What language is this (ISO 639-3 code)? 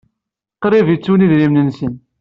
kab